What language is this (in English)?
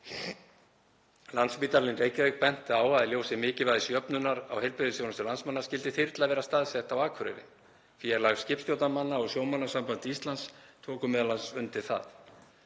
Icelandic